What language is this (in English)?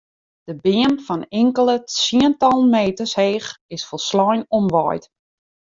Western Frisian